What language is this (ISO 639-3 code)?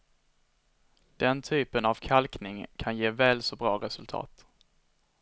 swe